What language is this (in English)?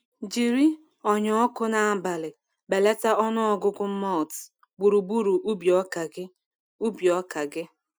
Igbo